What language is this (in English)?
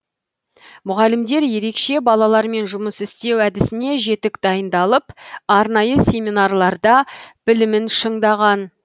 Kazakh